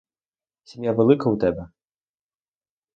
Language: Ukrainian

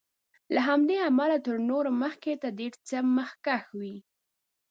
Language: Pashto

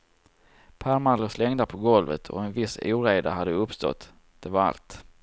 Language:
Swedish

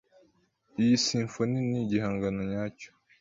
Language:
Kinyarwanda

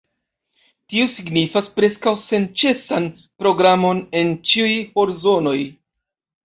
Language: Esperanto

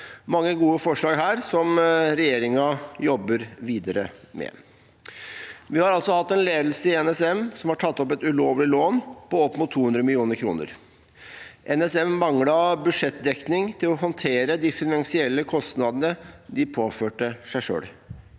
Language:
Norwegian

